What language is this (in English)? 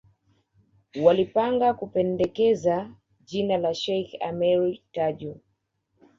Swahili